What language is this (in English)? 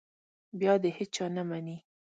Pashto